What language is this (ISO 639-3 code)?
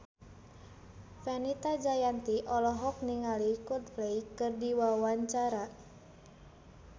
sun